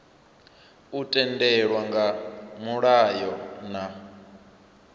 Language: Venda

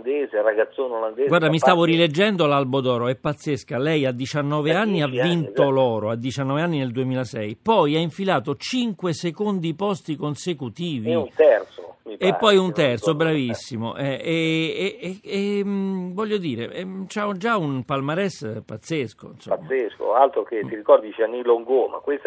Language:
Italian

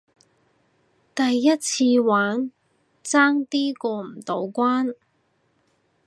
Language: Cantonese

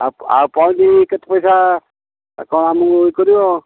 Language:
Odia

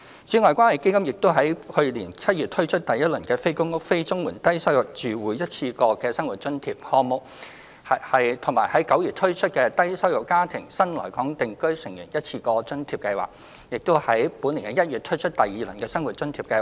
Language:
Cantonese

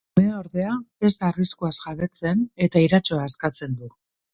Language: Basque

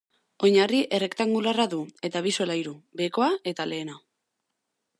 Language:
Basque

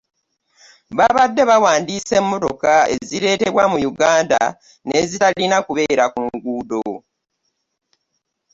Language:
Ganda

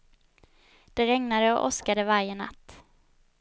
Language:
Swedish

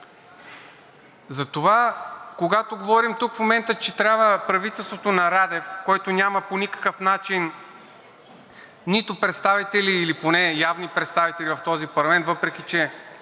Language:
Bulgarian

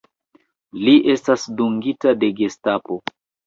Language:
Esperanto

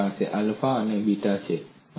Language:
Gujarati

